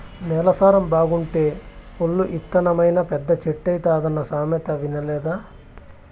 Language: Telugu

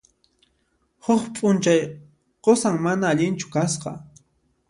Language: Puno Quechua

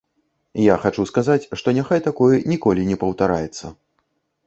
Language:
Belarusian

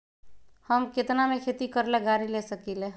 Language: Magahi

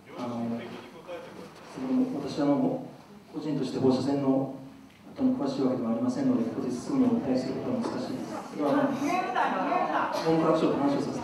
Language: Japanese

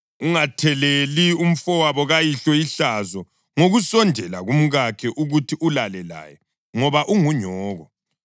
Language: North Ndebele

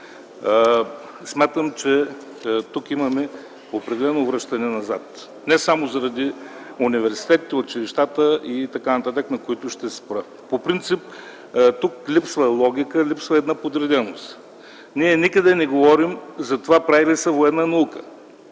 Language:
Bulgarian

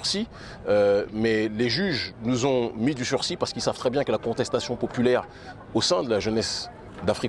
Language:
French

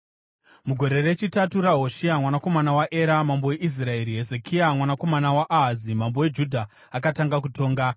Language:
Shona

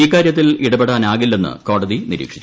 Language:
Malayalam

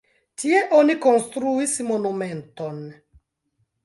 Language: Esperanto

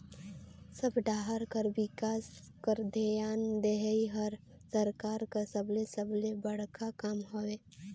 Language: Chhattisgarhi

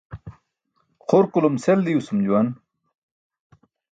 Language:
Burushaski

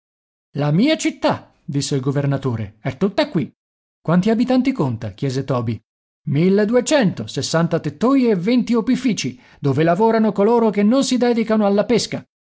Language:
Italian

